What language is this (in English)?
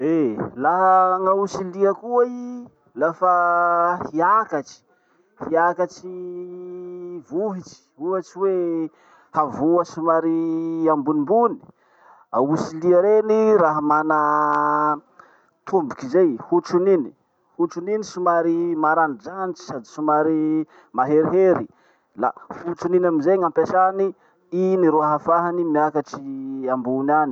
Masikoro Malagasy